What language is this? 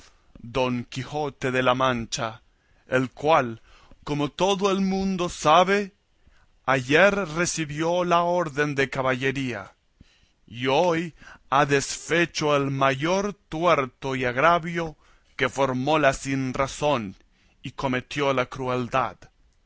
Spanish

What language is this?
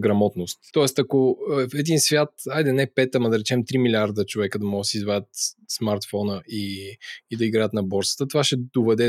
Bulgarian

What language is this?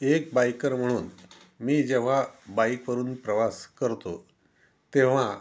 Marathi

